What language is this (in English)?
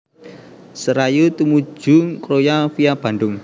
Javanese